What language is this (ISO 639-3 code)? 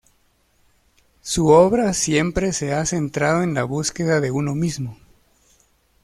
spa